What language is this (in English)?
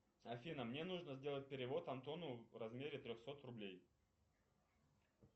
Russian